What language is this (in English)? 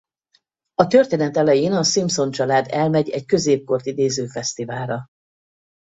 Hungarian